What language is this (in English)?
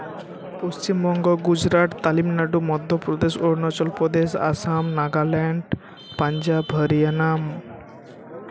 Santali